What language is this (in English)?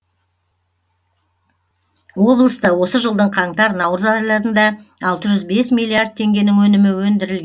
Kazakh